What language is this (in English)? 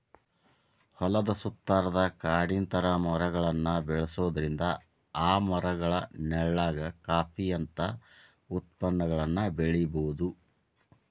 Kannada